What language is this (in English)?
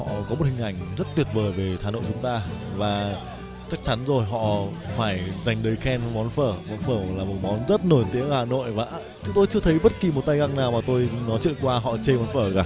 Vietnamese